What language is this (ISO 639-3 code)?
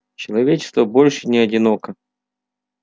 rus